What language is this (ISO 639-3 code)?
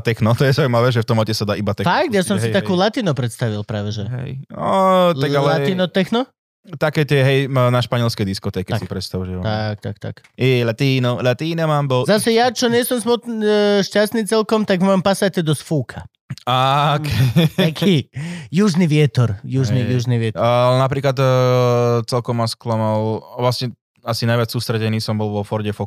slk